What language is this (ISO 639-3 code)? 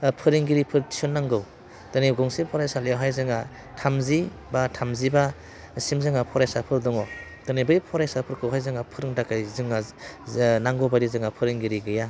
brx